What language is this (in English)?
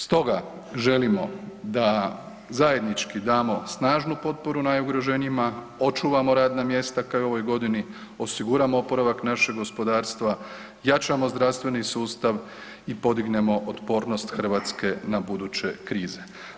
Croatian